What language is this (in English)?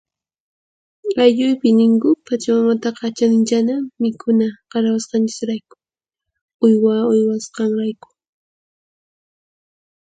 Puno Quechua